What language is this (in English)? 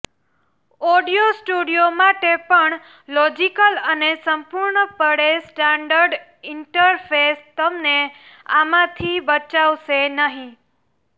Gujarati